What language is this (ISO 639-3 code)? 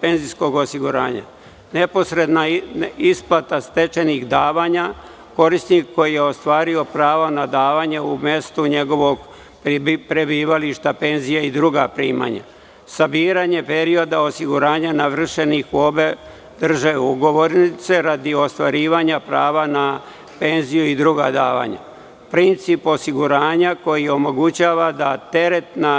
srp